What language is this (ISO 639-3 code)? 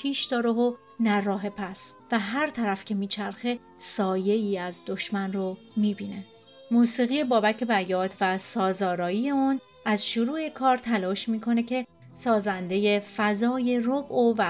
fas